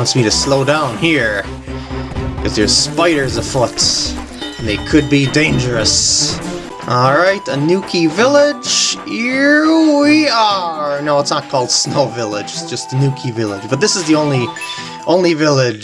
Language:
English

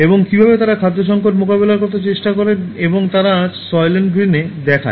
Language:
Bangla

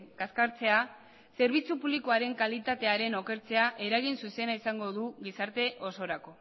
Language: Basque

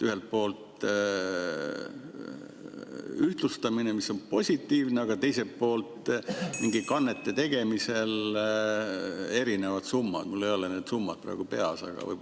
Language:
Estonian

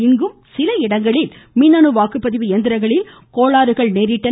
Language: Tamil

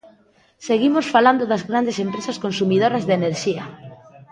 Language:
Galician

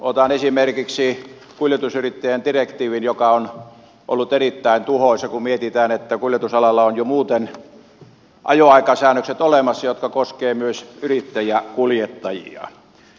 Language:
Finnish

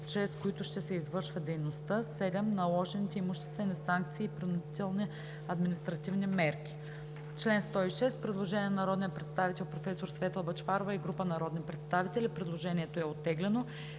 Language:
Bulgarian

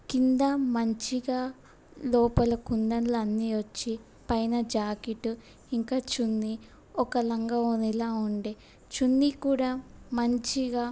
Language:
Telugu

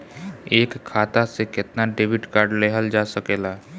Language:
Bhojpuri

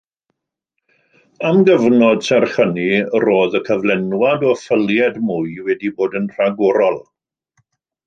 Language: Welsh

